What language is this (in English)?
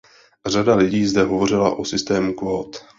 Czech